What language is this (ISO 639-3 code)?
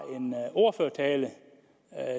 dan